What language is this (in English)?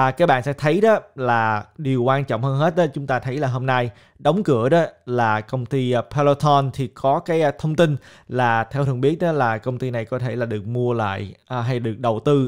Vietnamese